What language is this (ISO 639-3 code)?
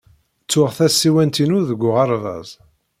kab